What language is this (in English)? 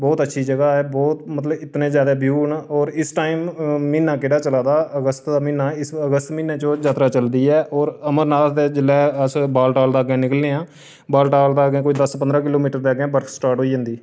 Dogri